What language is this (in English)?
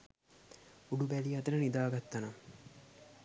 Sinhala